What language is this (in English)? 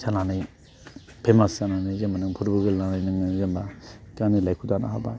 Bodo